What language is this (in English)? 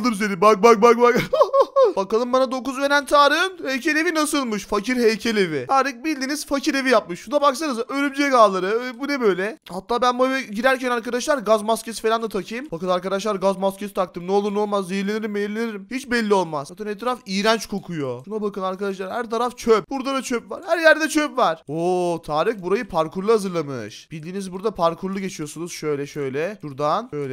Turkish